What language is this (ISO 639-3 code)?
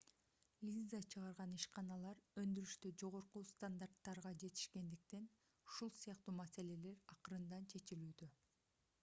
kir